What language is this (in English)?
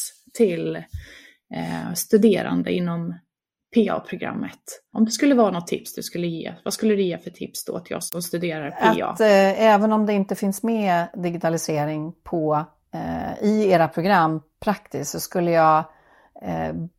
Swedish